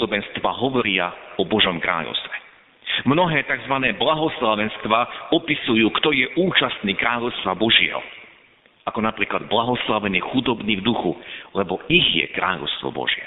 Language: Slovak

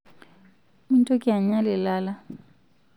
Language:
Masai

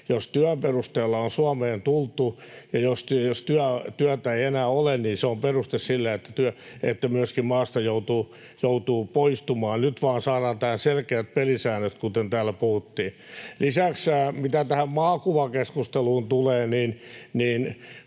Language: Finnish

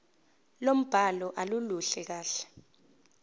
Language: Zulu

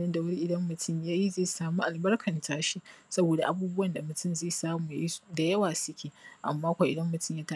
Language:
Hausa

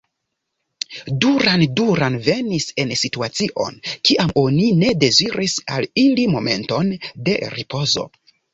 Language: Esperanto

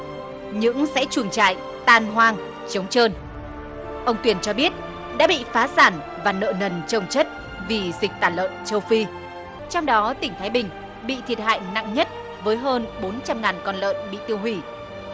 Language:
Vietnamese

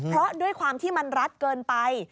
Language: Thai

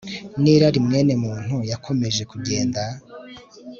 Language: Kinyarwanda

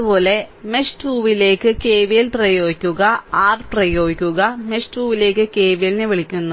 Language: Malayalam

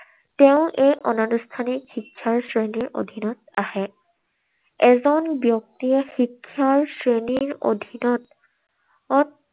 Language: Assamese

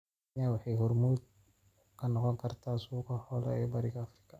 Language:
Somali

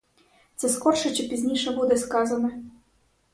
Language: Ukrainian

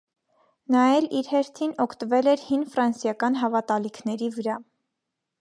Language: Armenian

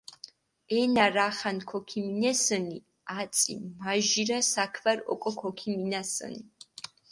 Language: Mingrelian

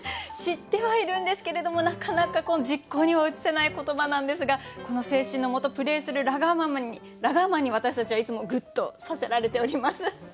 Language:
Japanese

